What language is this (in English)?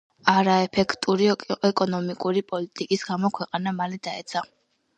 Georgian